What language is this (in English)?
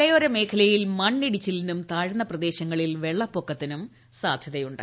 Malayalam